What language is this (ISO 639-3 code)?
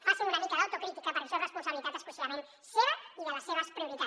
cat